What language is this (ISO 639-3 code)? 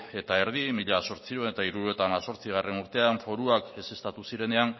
eus